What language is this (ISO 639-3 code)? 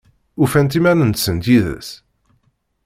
kab